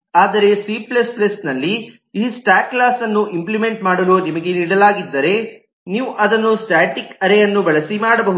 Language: Kannada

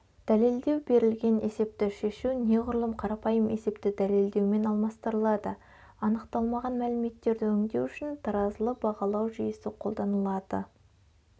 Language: Kazakh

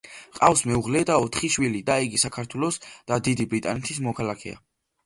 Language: Georgian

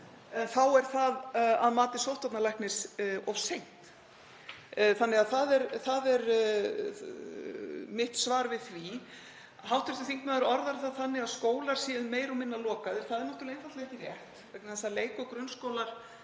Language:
Icelandic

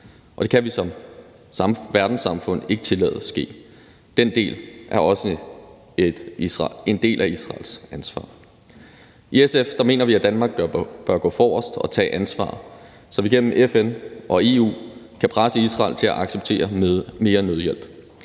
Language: Danish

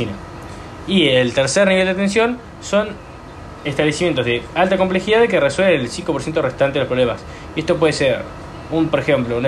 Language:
Spanish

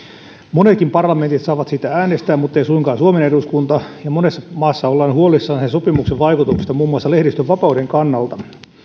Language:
Finnish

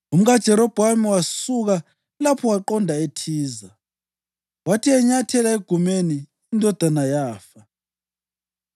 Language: North Ndebele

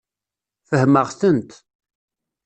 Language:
Kabyle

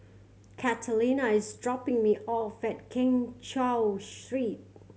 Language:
English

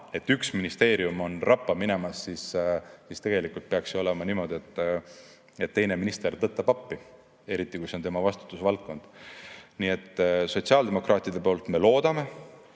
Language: Estonian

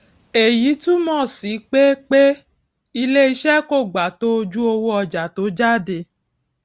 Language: Yoruba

